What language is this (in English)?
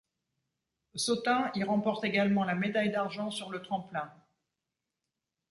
French